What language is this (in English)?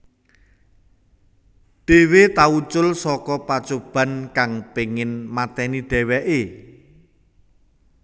Javanese